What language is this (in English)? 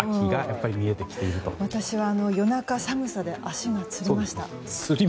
Japanese